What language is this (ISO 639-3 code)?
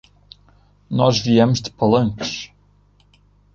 por